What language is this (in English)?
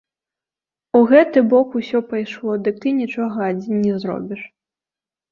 Belarusian